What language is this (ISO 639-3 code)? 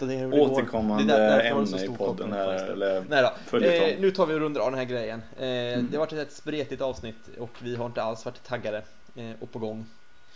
swe